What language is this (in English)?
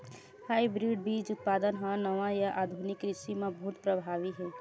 Chhattisgarhi